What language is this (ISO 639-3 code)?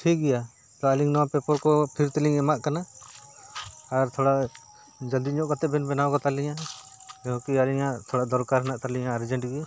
sat